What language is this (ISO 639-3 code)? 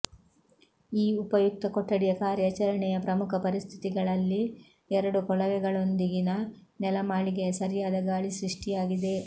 kan